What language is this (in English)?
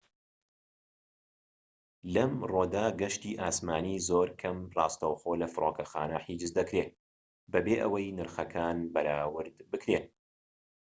Central Kurdish